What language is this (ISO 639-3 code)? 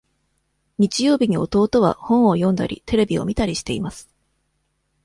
jpn